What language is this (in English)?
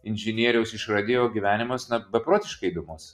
Lithuanian